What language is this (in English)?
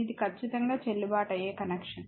Telugu